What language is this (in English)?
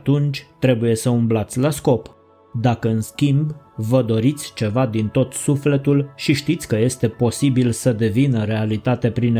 Romanian